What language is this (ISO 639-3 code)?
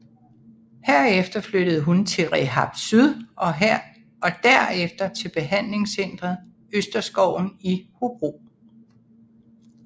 dan